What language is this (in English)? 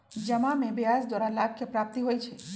Magahi